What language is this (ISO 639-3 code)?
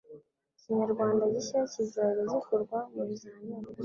kin